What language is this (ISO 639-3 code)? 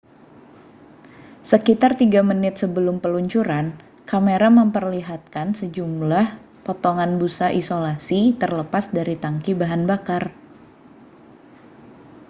ind